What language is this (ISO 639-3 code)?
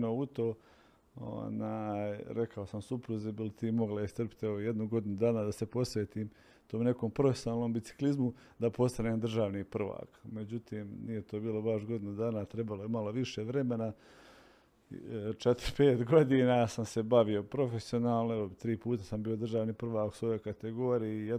hrv